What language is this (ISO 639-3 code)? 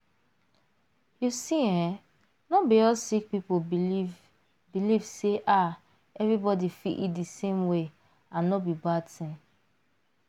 pcm